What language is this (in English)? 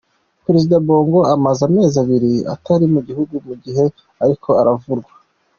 Kinyarwanda